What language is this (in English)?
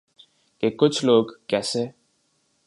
Urdu